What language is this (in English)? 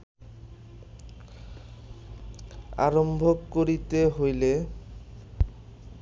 Bangla